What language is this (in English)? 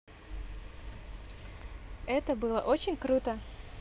Russian